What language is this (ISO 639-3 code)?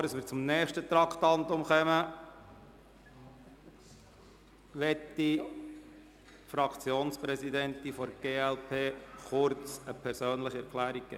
gsw